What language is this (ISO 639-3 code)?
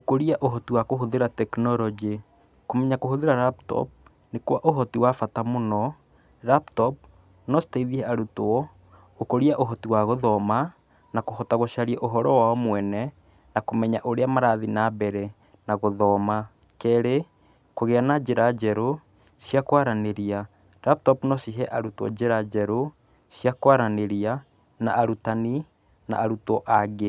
kik